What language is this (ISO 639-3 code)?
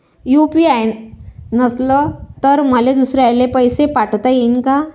mar